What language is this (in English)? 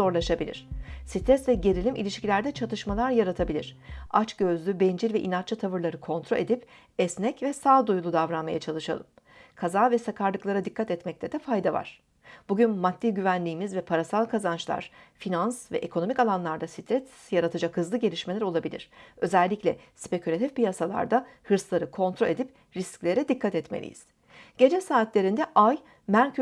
Turkish